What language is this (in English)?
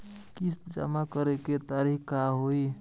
Bhojpuri